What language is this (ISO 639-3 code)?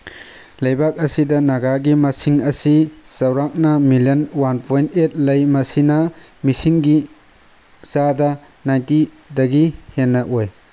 mni